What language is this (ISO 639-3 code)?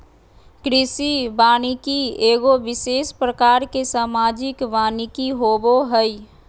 mag